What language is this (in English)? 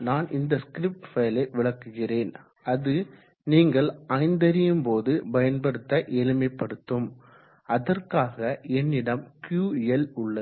Tamil